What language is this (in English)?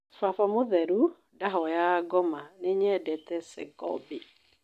Kikuyu